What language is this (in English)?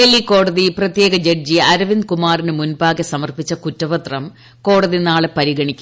Malayalam